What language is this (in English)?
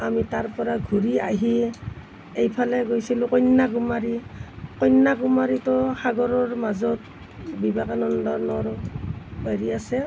Assamese